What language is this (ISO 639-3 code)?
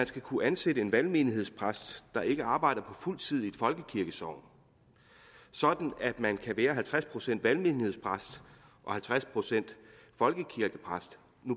dan